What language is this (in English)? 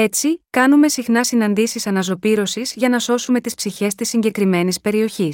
Greek